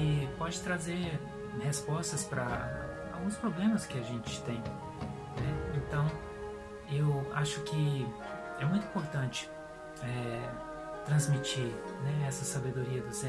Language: Portuguese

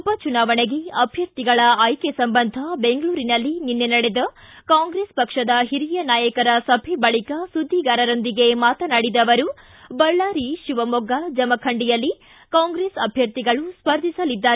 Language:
Kannada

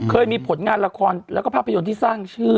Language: Thai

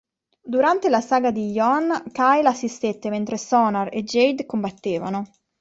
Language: Italian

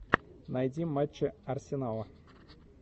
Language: Russian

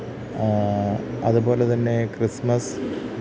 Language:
Malayalam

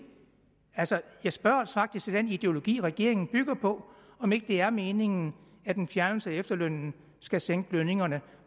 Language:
Danish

